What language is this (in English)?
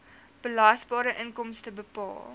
Afrikaans